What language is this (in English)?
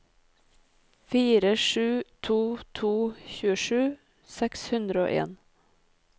Norwegian